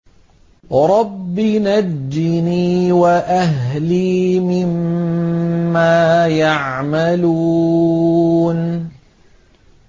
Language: Arabic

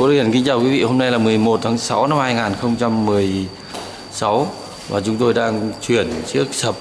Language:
Vietnamese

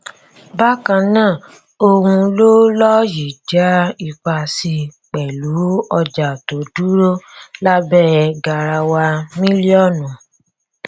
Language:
Yoruba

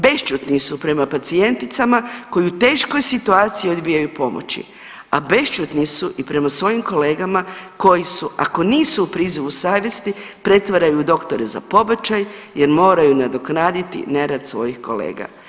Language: Croatian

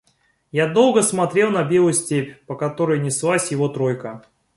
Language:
Russian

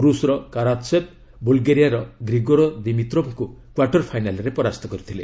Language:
Odia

